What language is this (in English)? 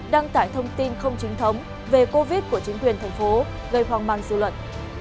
Vietnamese